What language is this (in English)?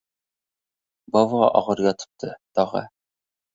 Uzbek